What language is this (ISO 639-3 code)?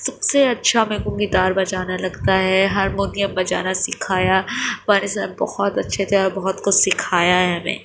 urd